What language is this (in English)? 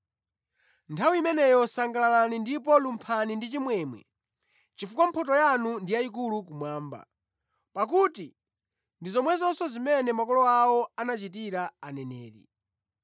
Nyanja